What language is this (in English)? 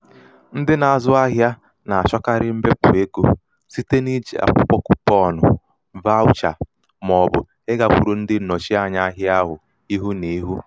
Igbo